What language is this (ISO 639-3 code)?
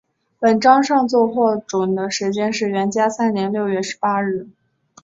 zho